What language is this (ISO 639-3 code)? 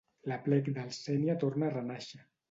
cat